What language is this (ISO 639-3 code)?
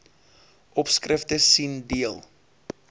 afr